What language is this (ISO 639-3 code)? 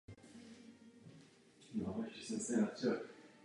ces